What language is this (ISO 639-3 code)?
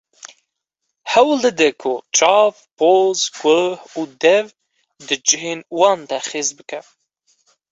kur